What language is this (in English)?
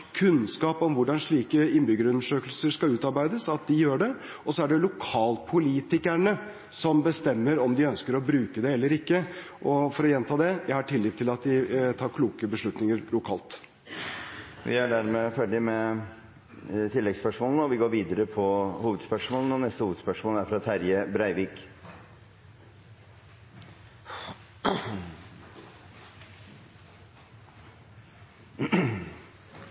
Norwegian